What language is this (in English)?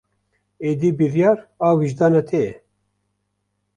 Kurdish